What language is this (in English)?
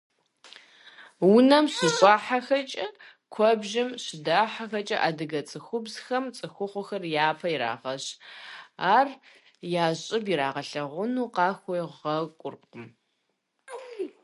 Kabardian